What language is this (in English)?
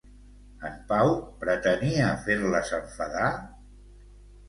Catalan